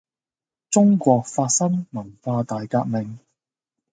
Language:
Cantonese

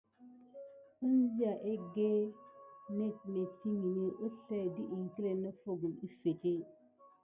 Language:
Gidar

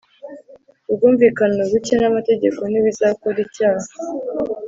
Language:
Kinyarwanda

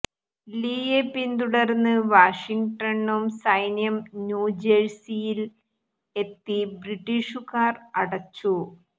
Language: Malayalam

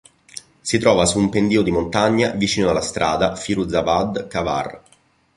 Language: Italian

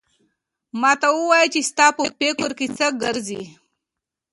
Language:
Pashto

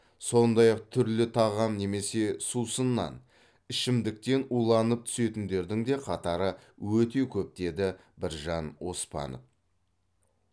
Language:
Kazakh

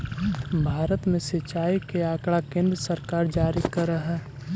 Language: Magahi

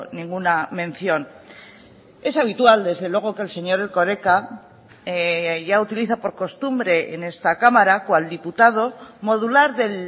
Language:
Spanish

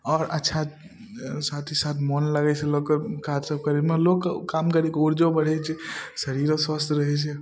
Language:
Maithili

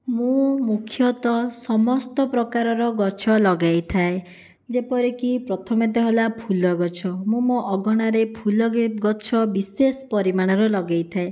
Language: Odia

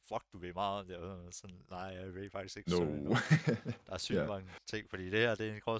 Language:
Danish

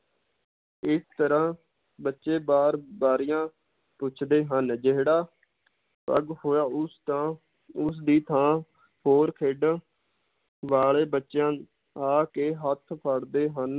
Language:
Punjabi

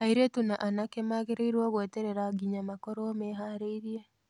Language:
Kikuyu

